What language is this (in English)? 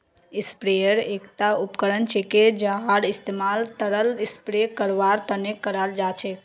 Magahi